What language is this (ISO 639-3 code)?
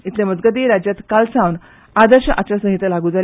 kok